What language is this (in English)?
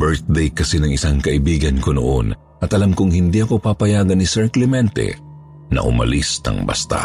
Filipino